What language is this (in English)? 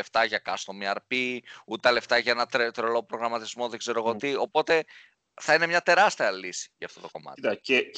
Greek